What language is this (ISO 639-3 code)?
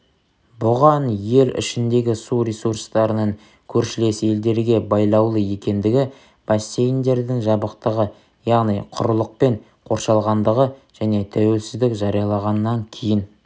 kaz